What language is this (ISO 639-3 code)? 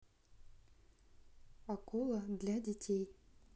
rus